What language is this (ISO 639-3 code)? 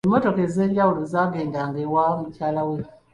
lug